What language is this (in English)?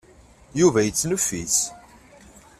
Kabyle